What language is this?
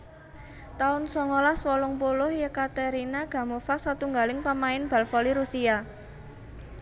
Javanese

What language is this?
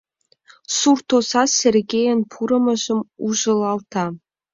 Mari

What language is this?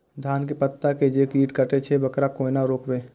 Maithili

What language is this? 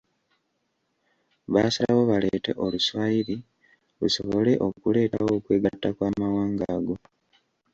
Ganda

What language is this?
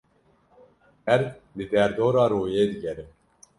Kurdish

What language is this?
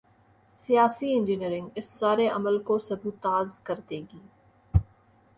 Urdu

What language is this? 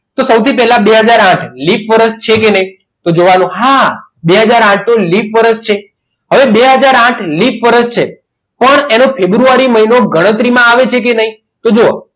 Gujarati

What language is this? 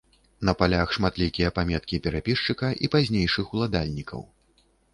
Belarusian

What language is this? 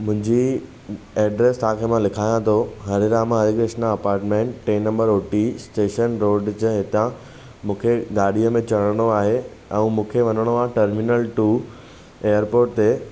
Sindhi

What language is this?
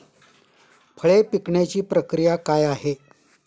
Marathi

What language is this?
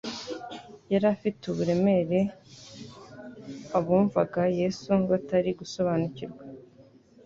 Kinyarwanda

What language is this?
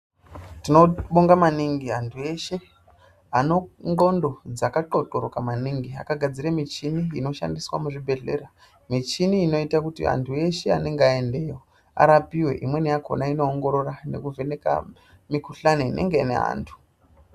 Ndau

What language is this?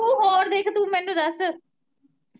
Punjabi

